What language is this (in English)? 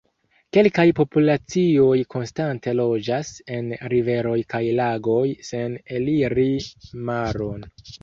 Esperanto